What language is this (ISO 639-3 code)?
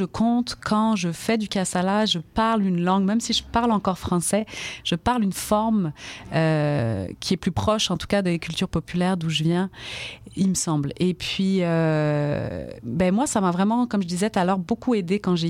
fra